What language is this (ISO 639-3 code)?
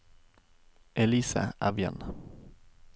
nor